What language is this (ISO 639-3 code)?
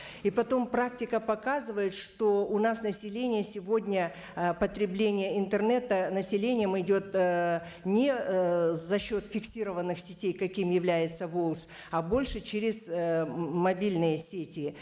kaz